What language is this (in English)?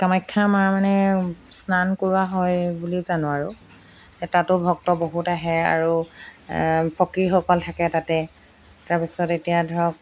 Assamese